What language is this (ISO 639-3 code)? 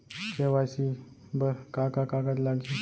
hne